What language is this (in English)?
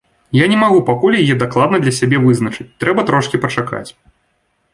Belarusian